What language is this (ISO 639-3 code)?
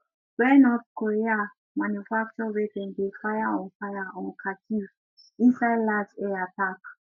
pcm